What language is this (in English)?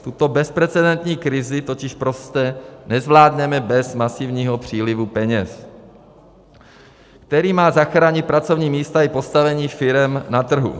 Czech